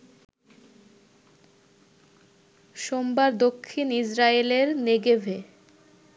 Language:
Bangla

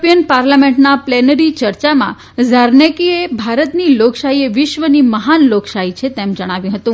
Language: Gujarati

